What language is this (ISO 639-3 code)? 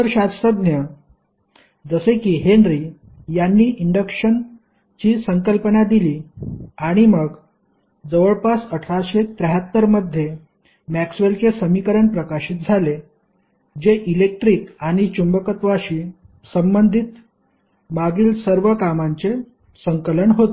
mar